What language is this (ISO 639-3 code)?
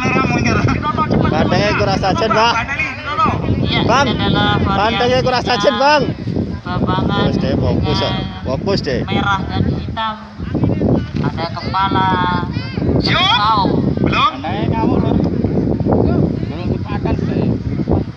ind